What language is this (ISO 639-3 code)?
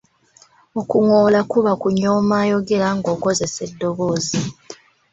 lug